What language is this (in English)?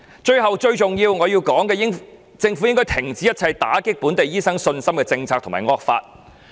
Cantonese